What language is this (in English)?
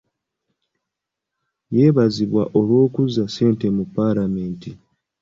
Ganda